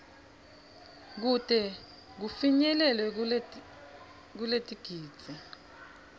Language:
Swati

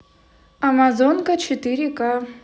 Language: Russian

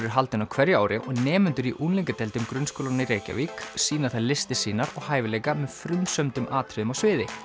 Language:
Icelandic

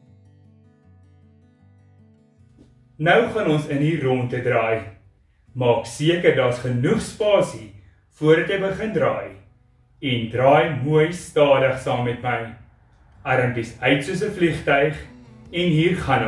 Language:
Dutch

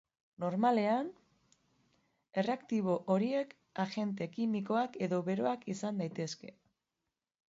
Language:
Basque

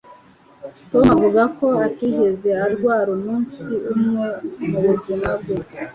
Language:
Kinyarwanda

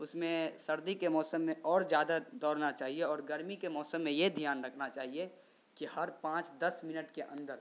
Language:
Urdu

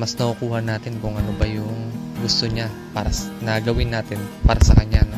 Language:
Filipino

